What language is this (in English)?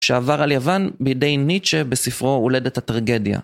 Hebrew